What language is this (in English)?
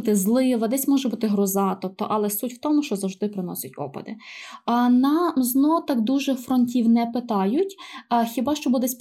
Ukrainian